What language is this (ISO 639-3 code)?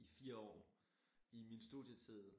dan